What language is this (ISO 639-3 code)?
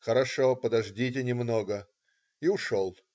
rus